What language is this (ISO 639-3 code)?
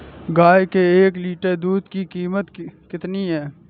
hin